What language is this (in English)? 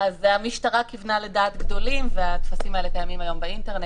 Hebrew